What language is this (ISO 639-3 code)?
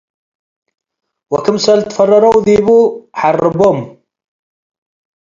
tig